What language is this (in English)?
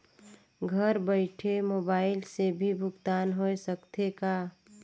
Chhattisgarhi